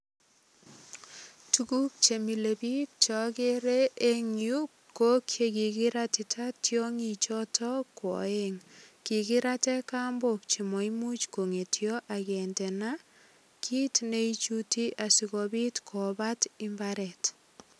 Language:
Kalenjin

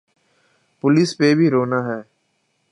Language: Urdu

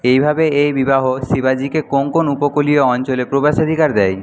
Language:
Bangla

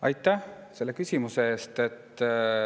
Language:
Estonian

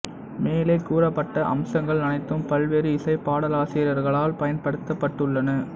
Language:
Tamil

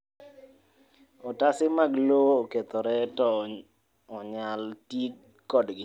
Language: Luo (Kenya and Tanzania)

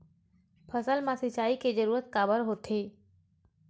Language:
Chhattisgarhi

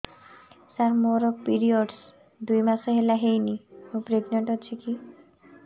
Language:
Odia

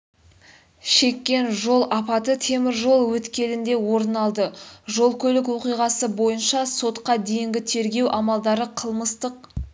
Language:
Kazakh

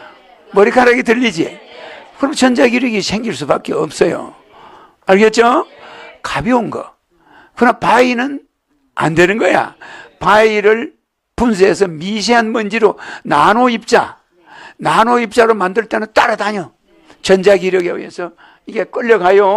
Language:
Korean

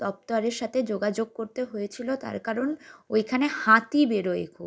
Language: Bangla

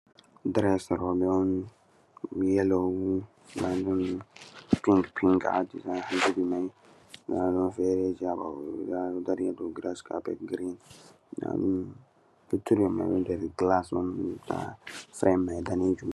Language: Fula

